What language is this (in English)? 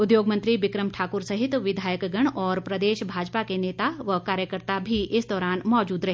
Hindi